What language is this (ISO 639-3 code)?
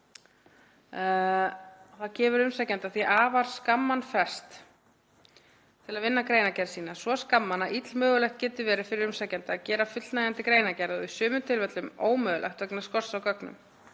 isl